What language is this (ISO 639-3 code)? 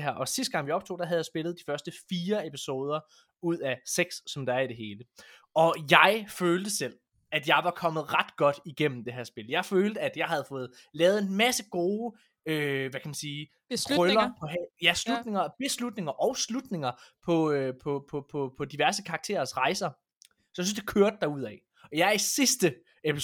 dan